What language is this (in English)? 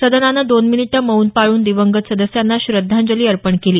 Marathi